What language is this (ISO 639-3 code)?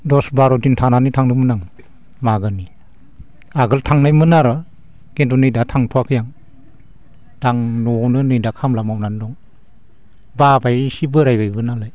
brx